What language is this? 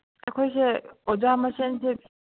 Manipuri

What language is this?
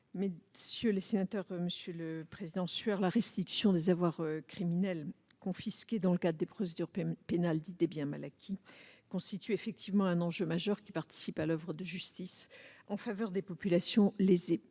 French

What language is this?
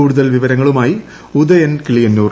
Malayalam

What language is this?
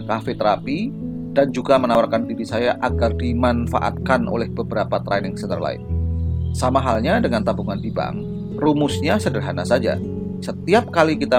Indonesian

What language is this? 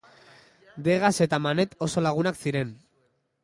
Basque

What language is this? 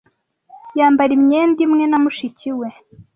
Kinyarwanda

